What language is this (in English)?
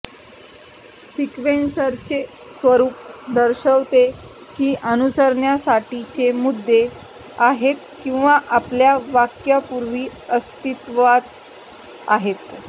Marathi